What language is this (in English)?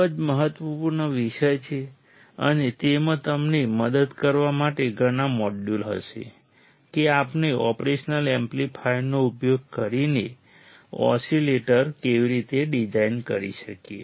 Gujarati